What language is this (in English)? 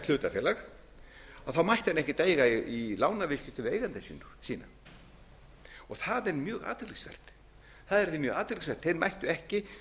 Icelandic